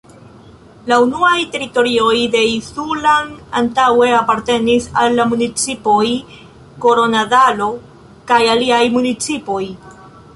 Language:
Esperanto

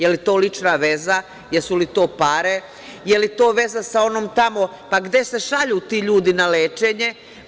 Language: Serbian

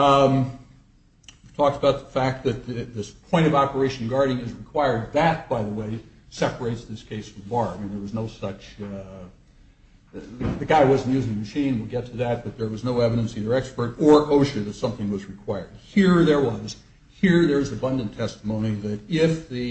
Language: English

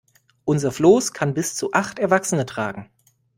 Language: German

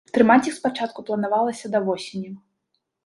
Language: Belarusian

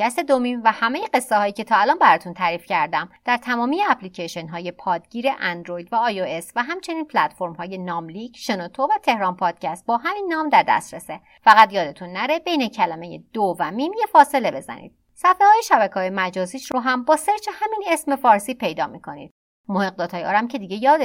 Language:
Persian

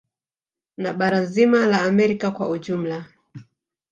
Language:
Swahili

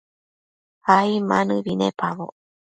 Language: Matsés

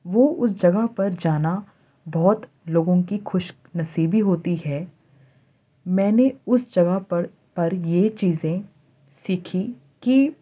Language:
Urdu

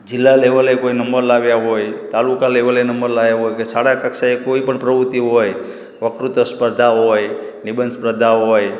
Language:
Gujarati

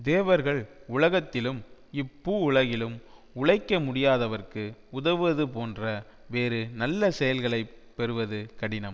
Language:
Tamil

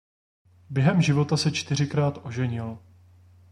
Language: Czech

